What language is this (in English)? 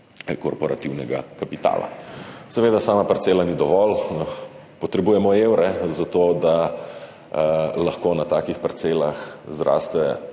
Slovenian